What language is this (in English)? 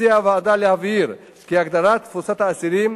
Hebrew